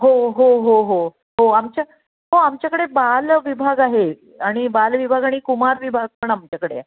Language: Marathi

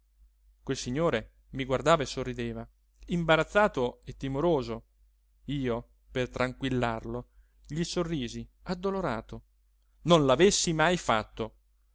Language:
Italian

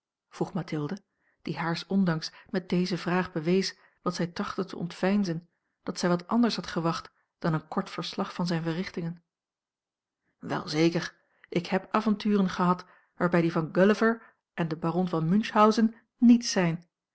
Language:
Dutch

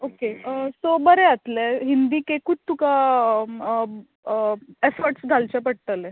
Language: Konkani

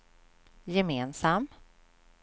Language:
Swedish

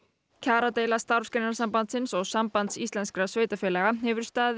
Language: Icelandic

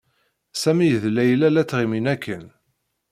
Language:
Kabyle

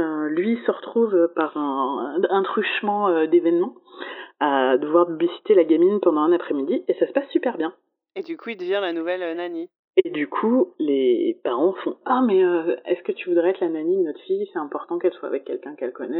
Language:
French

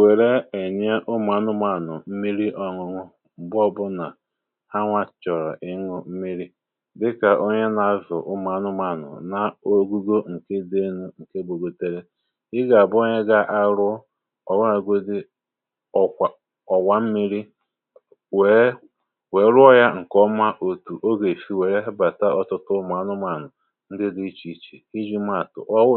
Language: Igbo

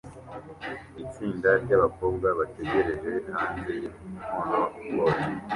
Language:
Kinyarwanda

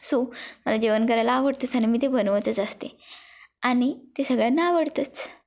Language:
Marathi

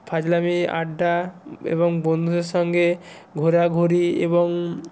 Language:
Bangla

